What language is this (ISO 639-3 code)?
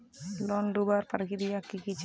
mag